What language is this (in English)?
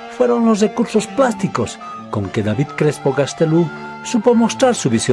Spanish